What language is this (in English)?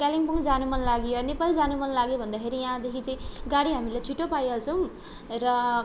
Nepali